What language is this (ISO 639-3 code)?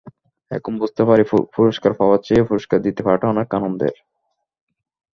ben